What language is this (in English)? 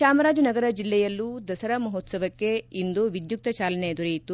Kannada